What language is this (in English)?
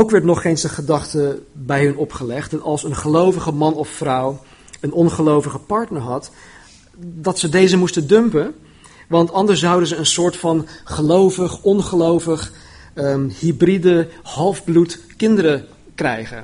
Dutch